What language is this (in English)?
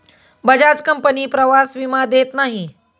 Marathi